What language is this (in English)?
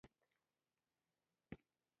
Pashto